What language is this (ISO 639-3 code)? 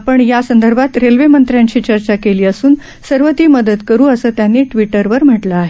mar